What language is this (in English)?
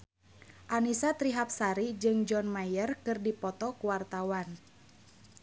Sundanese